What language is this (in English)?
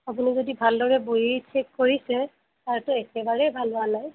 Assamese